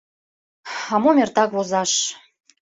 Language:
Mari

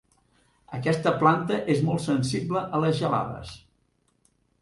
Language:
Catalan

